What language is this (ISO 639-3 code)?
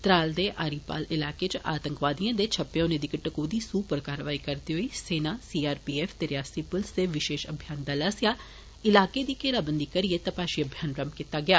doi